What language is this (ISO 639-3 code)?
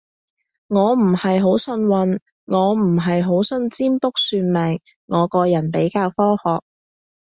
yue